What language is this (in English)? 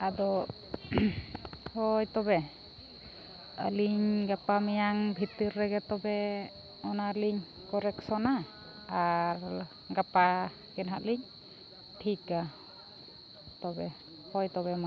Santali